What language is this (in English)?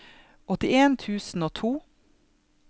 Norwegian